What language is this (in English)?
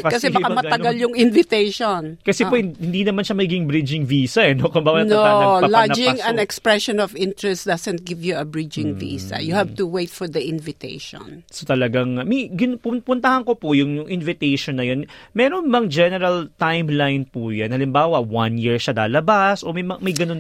Filipino